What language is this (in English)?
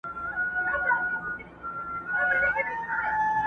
Pashto